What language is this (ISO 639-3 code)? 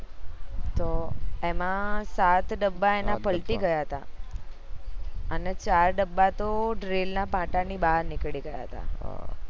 guj